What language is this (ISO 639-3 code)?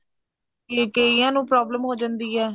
pan